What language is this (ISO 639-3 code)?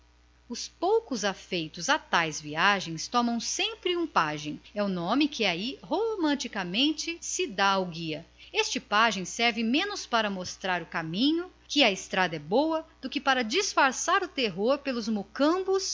por